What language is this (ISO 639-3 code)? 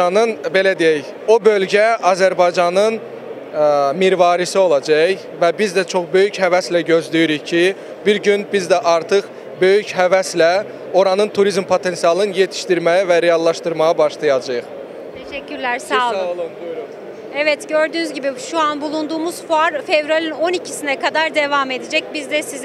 tur